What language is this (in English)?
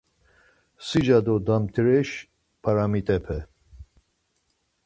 Laz